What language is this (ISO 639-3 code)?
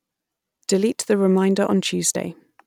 eng